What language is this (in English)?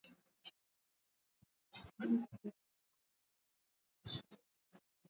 Swahili